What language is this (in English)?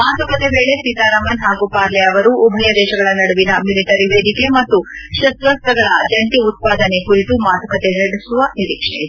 Kannada